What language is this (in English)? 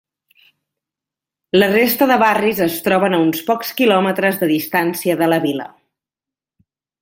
Catalan